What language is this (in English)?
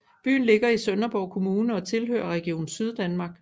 Danish